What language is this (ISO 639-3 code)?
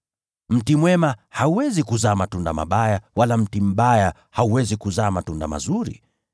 swa